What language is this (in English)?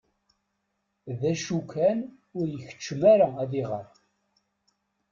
Kabyle